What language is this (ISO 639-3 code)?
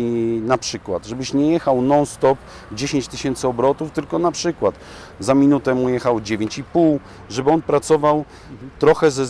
pol